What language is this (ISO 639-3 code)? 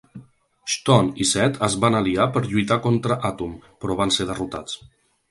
cat